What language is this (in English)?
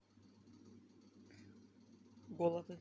Russian